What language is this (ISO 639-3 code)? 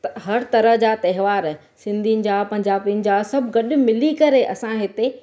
snd